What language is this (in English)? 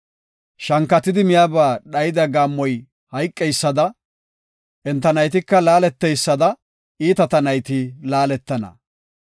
Gofa